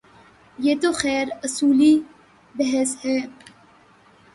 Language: Urdu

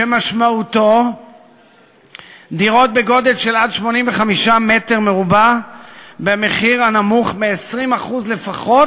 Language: Hebrew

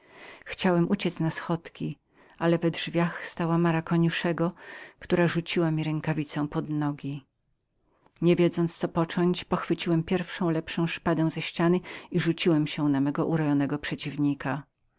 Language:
Polish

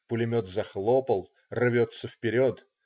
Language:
Russian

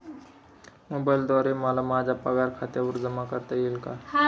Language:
Marathi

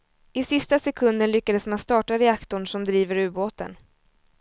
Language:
Swedish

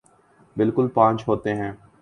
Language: Urdu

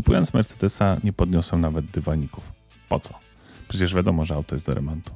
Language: Polish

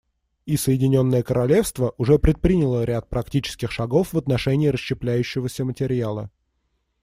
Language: Russian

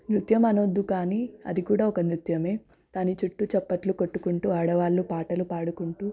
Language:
Telugu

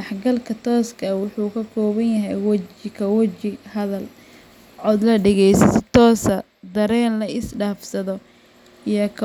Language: Somali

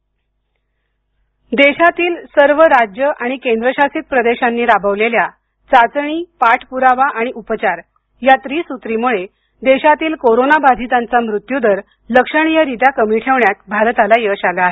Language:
Marathi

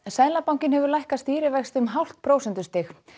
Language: Icelandic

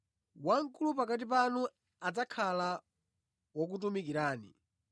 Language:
Nyanja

